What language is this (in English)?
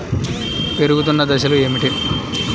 Telugu